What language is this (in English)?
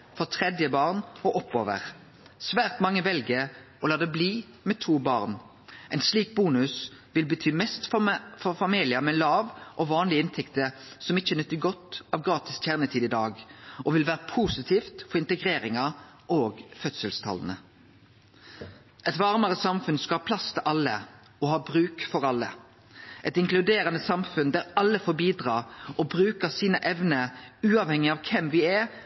Norwegian Nynorsk